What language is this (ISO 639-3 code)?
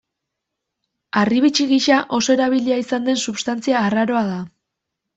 eus